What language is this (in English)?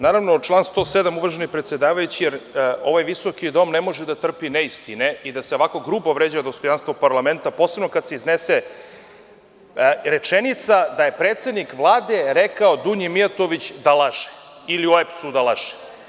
Serbian